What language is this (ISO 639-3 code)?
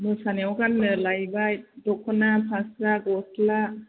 brx